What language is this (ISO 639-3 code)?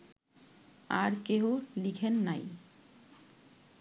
ben